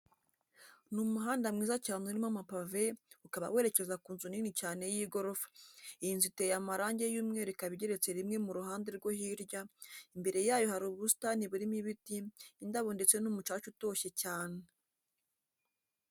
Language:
Kinyarwanda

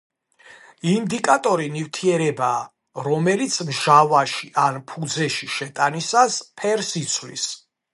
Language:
Georgian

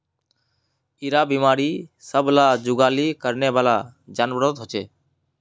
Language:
Magahi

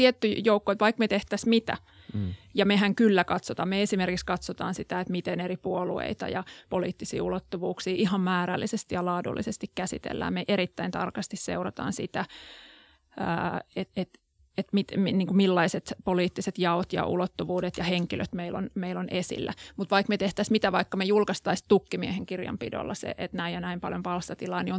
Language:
Finnish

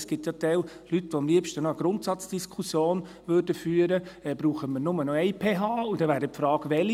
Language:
Swiss German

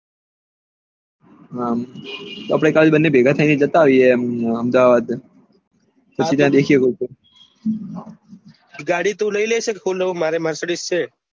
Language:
Gujarati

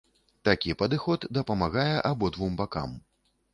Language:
Belarusian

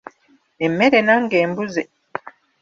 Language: Ganda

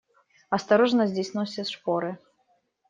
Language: Russian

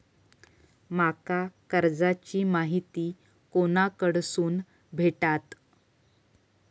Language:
Marathi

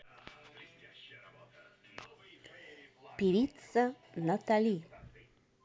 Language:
Russian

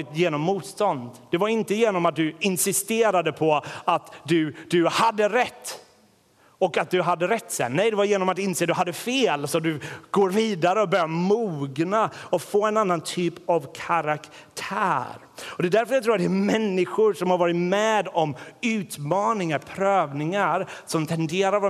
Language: Swedish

